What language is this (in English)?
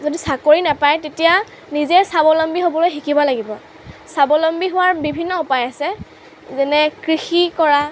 Assamese